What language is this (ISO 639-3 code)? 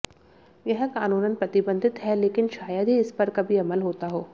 hin